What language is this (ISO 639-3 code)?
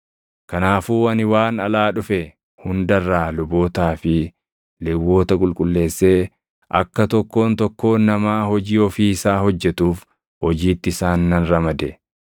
orm